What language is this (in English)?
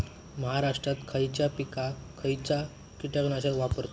Marathi